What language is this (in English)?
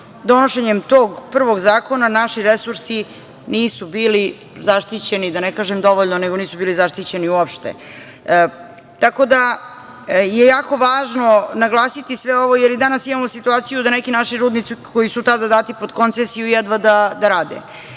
Serbian